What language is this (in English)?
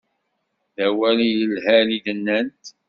Kabyle